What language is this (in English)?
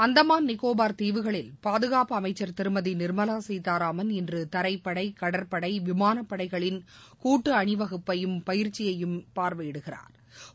Tamil